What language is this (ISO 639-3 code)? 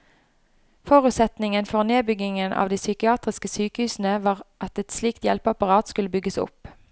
nor